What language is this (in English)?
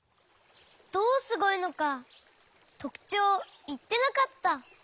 Japanese